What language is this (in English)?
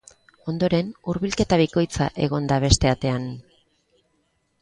Basque